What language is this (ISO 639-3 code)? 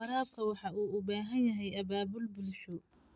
som